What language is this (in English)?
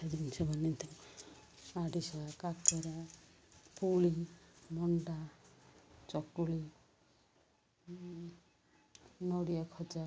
Odia